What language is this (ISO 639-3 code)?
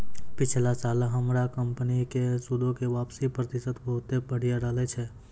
mai